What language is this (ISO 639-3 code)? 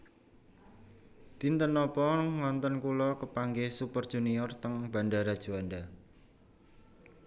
jav